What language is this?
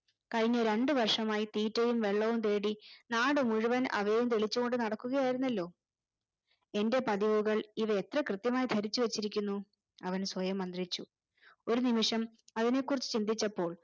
Malayalam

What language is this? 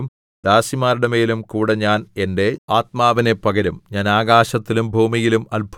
Malayalam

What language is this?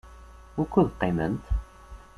Kabyle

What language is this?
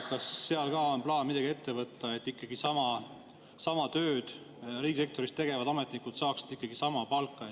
Estonian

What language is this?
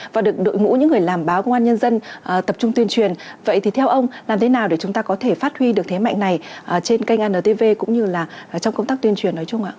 Vietnamese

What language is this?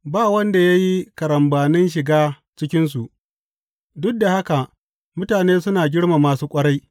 Hausa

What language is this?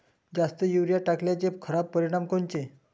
Marathi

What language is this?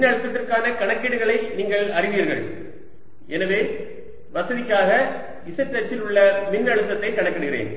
Tamil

